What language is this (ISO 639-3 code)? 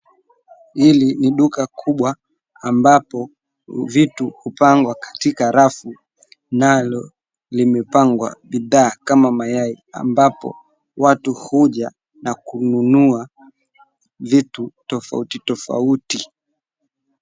swa